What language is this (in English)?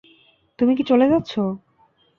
Bangla